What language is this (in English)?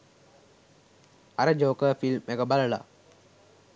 Sinhala